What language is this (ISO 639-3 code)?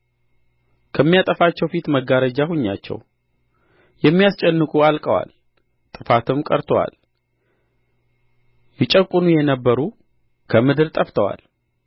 amh